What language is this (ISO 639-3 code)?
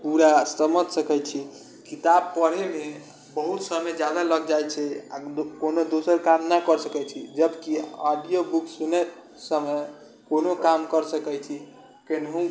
mai